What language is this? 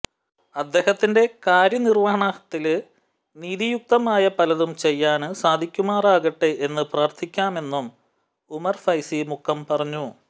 Malayalam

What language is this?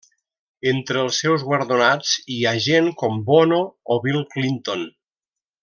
Catalan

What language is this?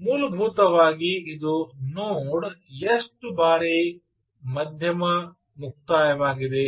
Kannada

